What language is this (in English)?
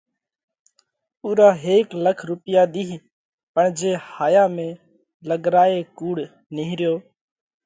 Parkari Koli